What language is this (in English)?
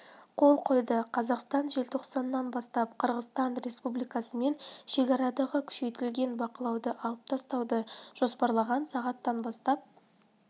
Kazakh